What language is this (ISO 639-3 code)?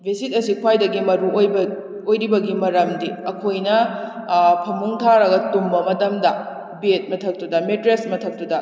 mni